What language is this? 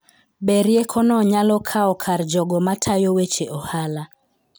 Luo (Kenya and Tanzania)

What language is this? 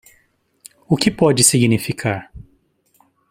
Portuguese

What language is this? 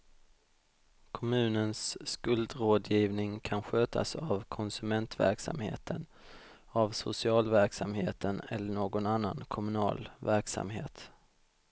Swedish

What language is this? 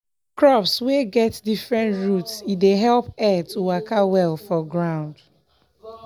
Nigerian Pidgin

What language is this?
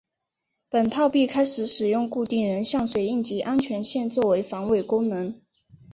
Chinese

